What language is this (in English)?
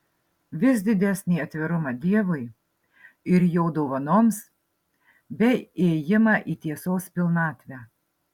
Lithuanian